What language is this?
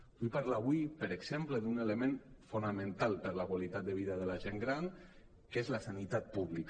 Catalan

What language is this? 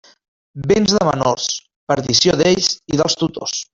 Catalan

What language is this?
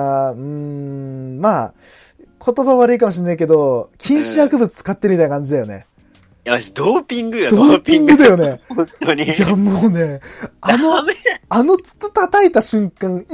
Japanese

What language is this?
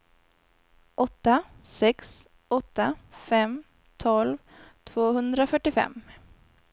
Swedish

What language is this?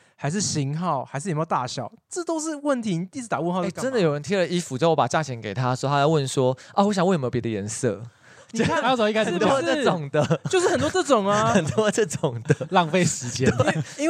Chinese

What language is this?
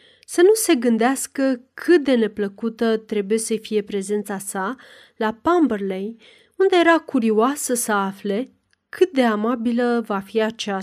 Romanian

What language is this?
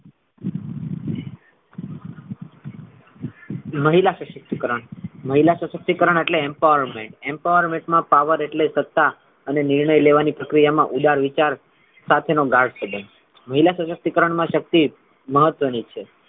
Gujarati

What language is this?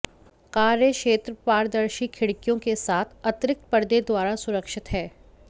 Hindi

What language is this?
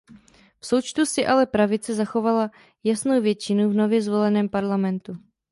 Czech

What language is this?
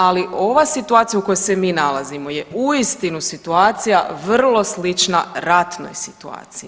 Croatian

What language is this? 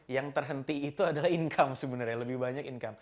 Indonesian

